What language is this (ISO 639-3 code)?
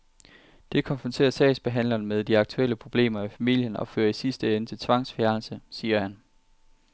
dan